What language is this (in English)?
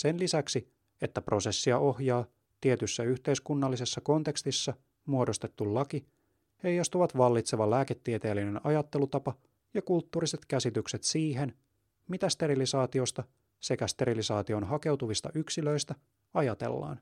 Finnish